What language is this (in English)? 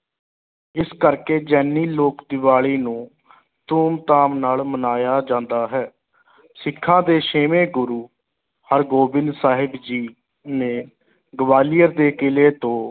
Punjabi